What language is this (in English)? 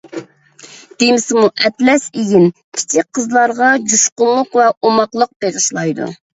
Uyghur